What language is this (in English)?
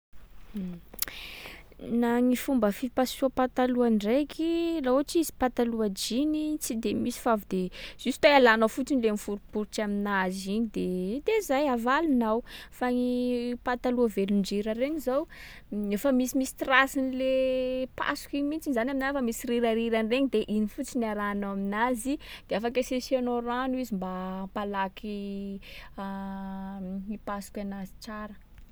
Sakalava Malagasy